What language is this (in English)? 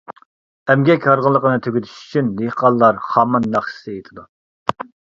Uyghur